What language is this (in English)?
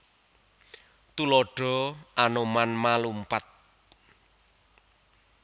Javanese